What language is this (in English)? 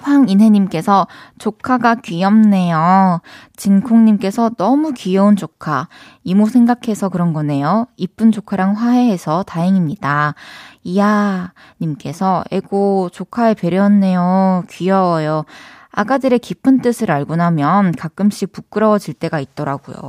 Korean